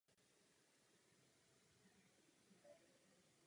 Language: Czech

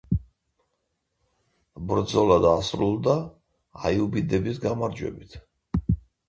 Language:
Georgian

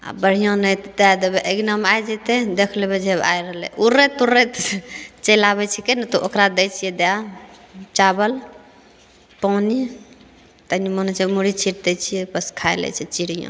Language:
Maithili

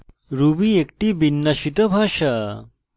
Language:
Bangla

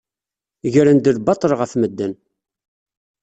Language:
Kabyle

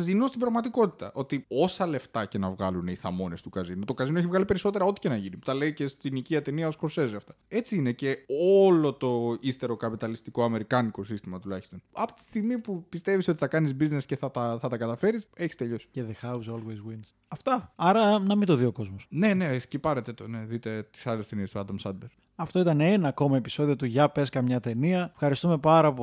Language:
Greek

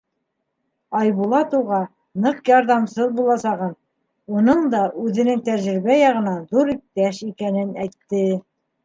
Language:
Bashkir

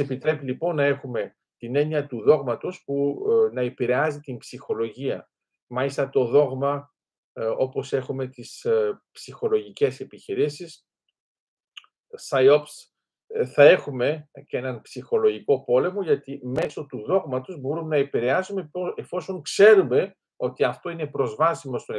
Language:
Greek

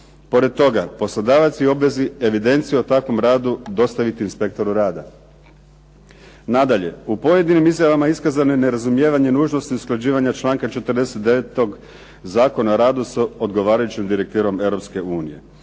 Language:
Croatian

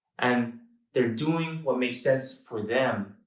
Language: English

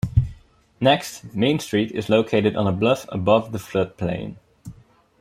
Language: English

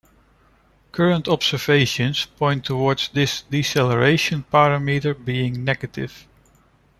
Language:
English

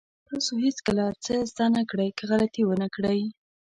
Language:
Pashto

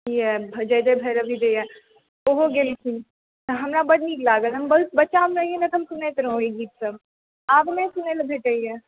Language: Maithili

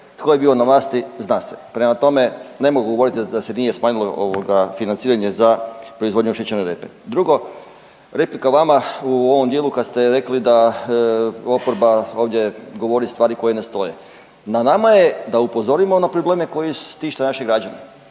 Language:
Croatian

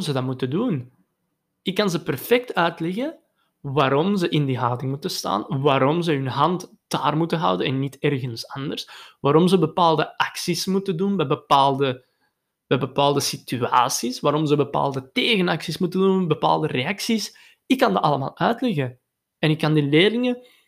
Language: Dutch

